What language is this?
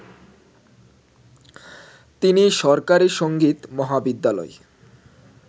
Bangla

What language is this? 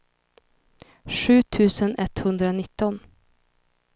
Swedish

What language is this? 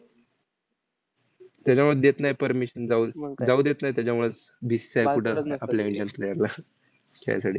Marathi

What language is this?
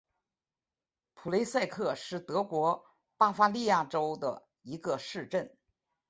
Chinese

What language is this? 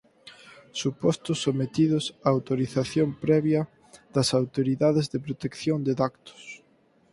Galician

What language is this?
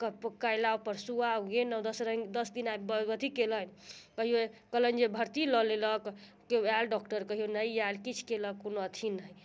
Maithili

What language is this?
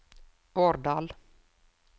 Norwegian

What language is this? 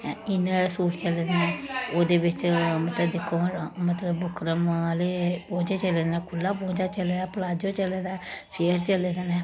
Dogri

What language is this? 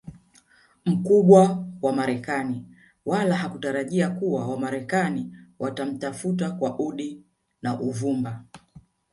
Swahili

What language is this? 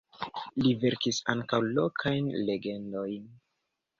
Esperanto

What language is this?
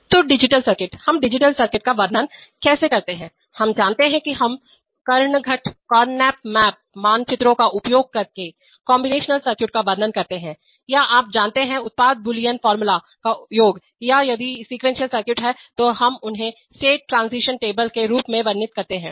Hindi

